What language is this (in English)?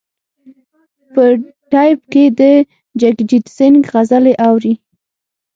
Pashto